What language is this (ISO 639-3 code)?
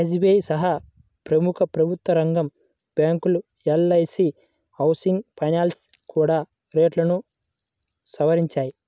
tel